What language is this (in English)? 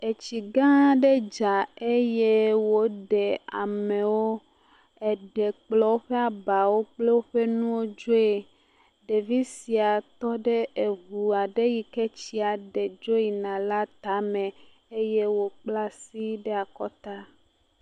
Ewe